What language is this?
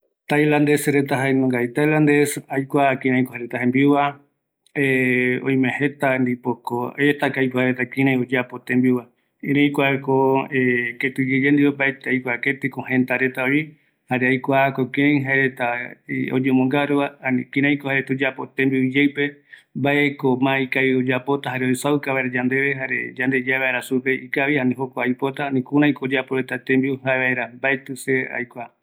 Eastern Bolivian Guaraní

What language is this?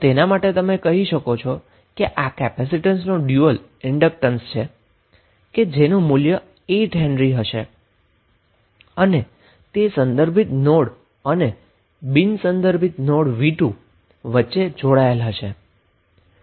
Gujarati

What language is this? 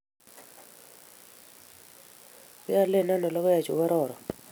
Kalenjin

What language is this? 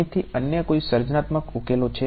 Gujarati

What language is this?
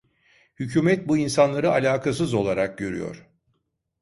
Turkish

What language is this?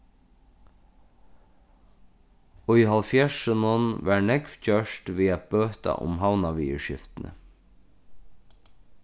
Faroese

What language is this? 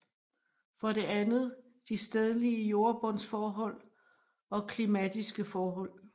Danish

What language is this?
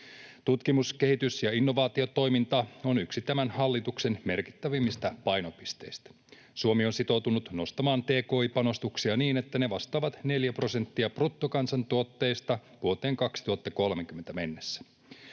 Finnish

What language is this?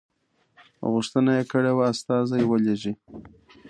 Pashto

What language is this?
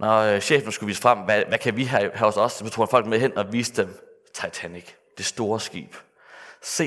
Danish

